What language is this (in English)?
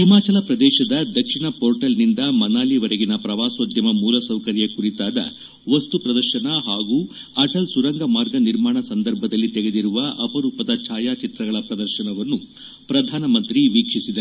Kannada